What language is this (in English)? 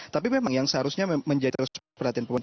Indonesian